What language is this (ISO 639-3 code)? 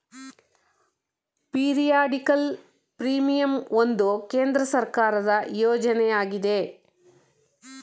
kan